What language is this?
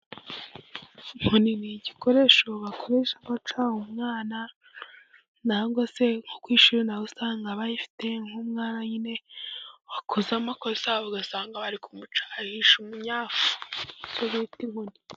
Kinyarwanda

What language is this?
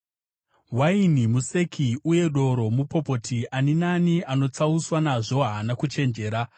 Shona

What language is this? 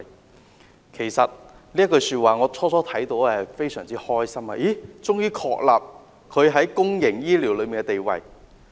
Cantonese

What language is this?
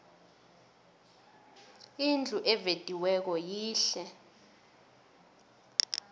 South Ndebele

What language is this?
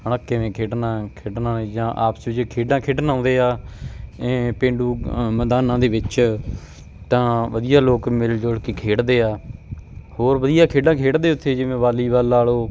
Punjabi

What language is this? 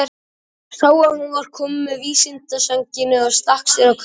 Icelandic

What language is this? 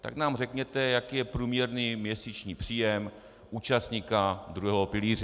Czech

